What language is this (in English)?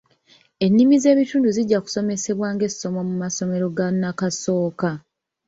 Ganda